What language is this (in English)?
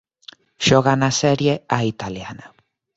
Galician